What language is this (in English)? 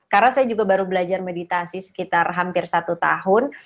Indonesian